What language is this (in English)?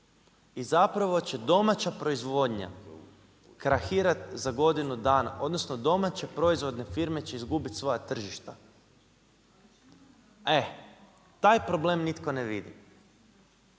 Croatian